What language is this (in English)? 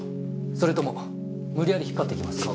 Japanese